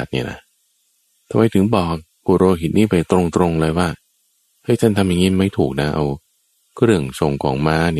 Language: Thai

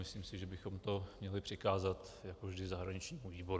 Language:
Czech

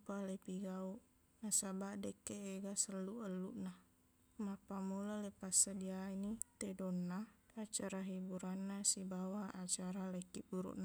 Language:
Buginese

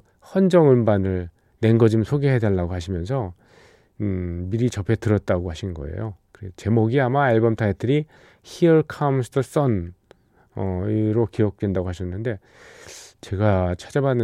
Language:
Korean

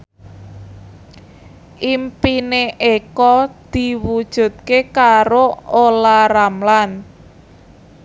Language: Javanese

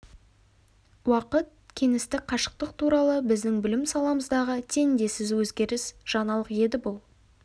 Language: Kazakh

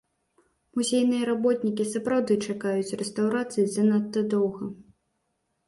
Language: Belarusian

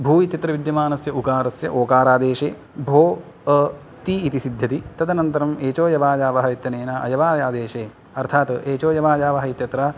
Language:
Sanskrit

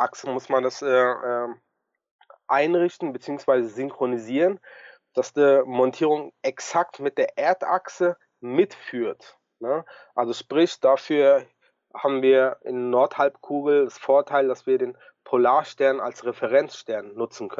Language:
German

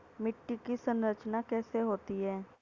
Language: Hindi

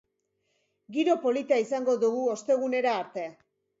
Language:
Basque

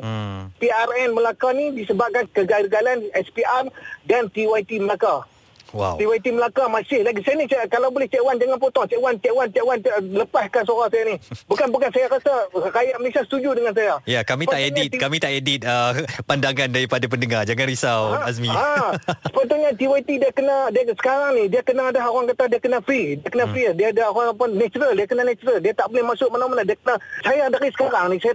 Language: Malay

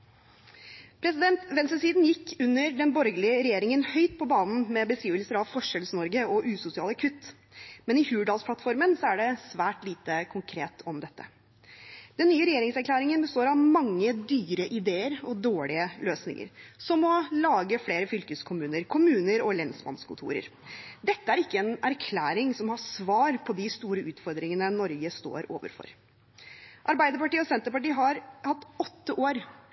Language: Norwegian Bokmål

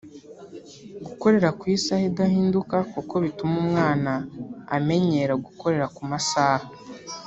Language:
Kinyarwanda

